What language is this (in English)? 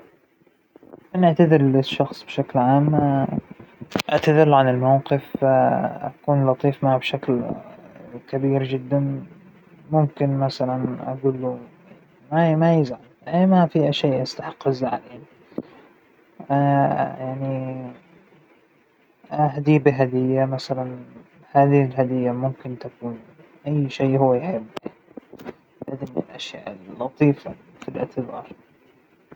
Hijazi Arabic